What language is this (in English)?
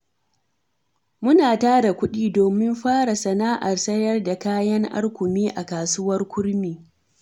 Hausa